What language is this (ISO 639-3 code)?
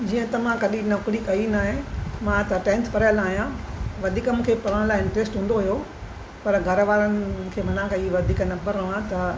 snd